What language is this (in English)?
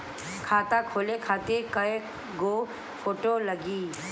Bhojpuri